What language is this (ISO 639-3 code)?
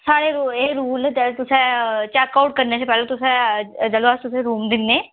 doi